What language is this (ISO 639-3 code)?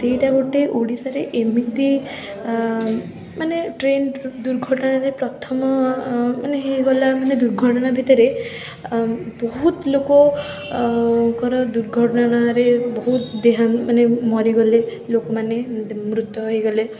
ori